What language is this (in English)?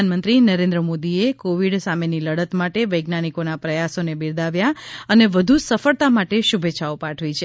Gujarati